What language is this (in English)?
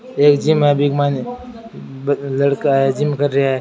Rajasthani